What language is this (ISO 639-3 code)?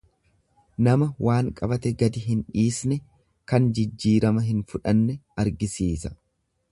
orm